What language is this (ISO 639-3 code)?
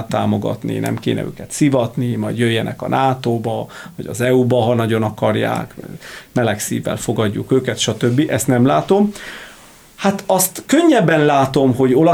hun